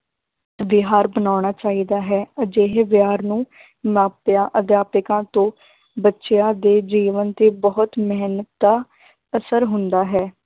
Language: Punjabi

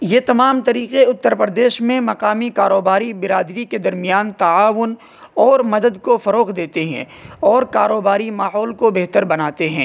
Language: Urdu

